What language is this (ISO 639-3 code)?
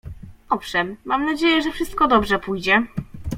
pol